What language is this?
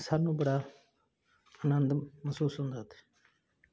Punjabi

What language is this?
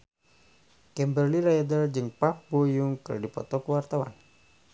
Sundanese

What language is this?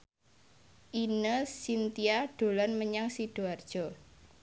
Javanese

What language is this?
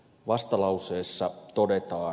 Finnish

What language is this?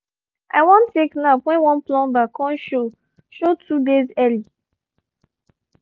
Nigerian Pidgin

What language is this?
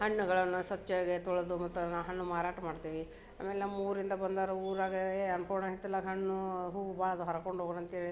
Kannada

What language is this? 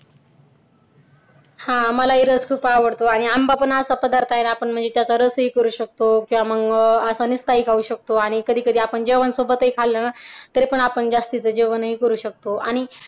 Marathi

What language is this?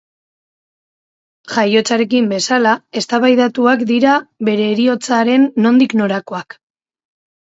Basque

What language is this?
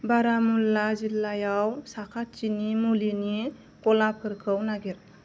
Bodo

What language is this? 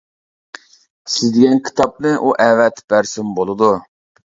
Uyghur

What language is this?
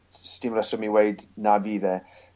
Welsh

